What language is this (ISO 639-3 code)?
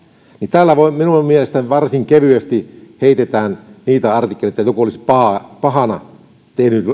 fin